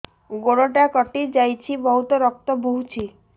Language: Odia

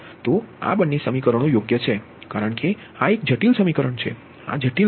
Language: Gujarati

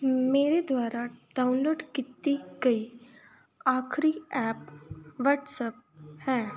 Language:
Punjabi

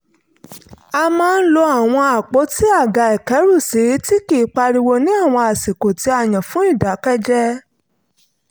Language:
Yoruba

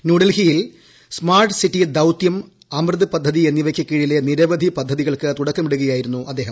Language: Malayalam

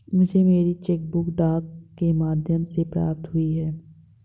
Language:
Hindi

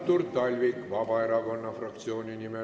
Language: Estonian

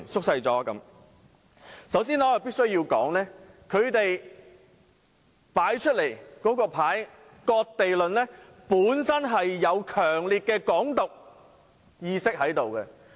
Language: Cantonese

